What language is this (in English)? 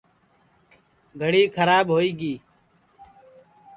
Sansi